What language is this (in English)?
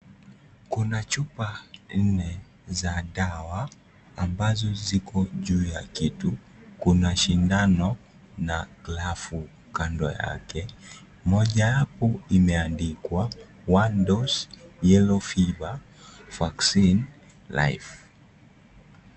Swahili